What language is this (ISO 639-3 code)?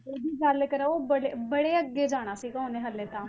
pan